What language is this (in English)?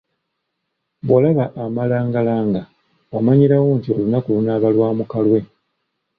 Ganda